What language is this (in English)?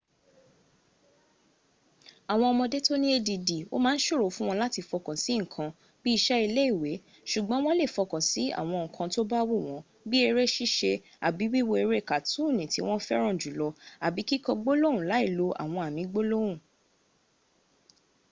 Yoruba